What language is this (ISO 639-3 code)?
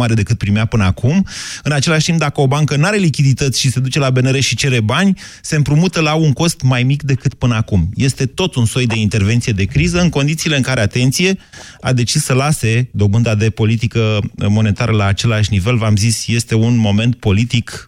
ron